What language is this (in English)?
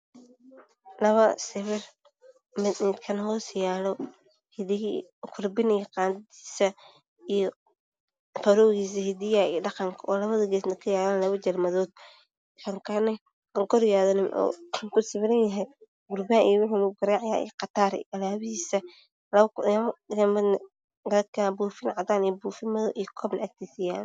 Somali